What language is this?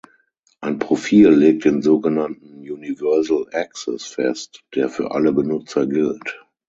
German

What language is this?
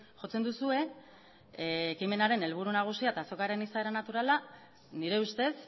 Basque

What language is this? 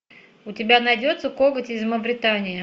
Russian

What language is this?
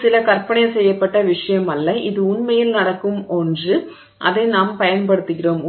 Tamil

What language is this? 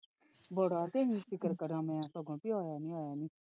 Punjabi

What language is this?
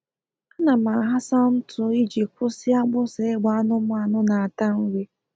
Igbo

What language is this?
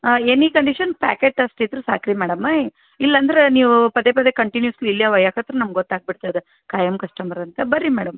Kannada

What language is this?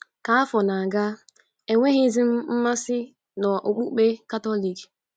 Igbo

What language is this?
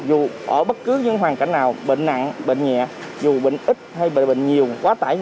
Vietnamese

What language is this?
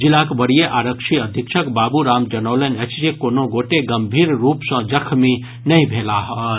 Maithili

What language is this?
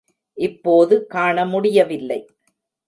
Tamil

